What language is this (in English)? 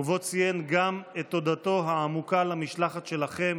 Hebrew